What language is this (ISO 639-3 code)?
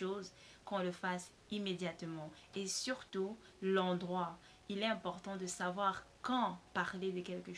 fra